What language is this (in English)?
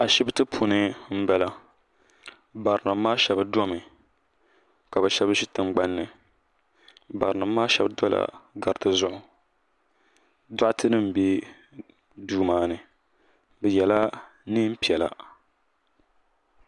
Dagbani